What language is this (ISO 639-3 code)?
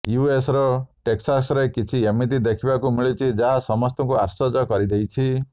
ori